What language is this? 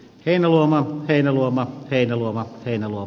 Finnish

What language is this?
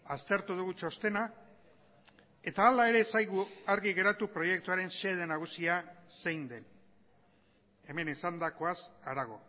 Basque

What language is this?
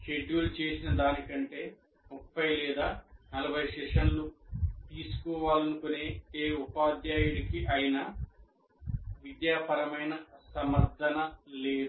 Telugu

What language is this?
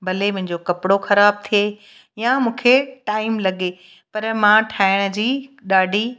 Sindhi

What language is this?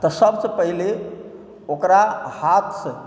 Maithili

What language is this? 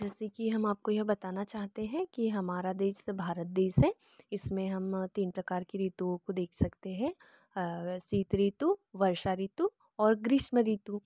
Hindi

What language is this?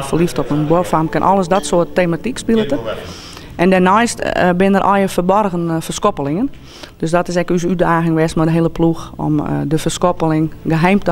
Dutch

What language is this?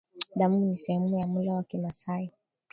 Swahili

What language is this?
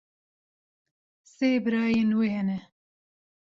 Kurdish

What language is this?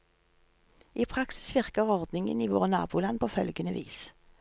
Norwegian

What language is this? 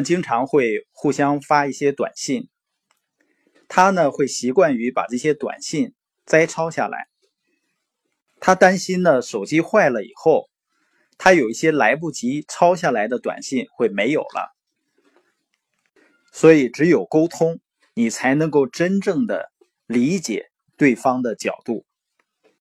Chinese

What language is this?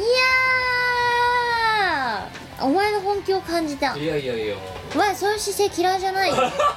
Japanese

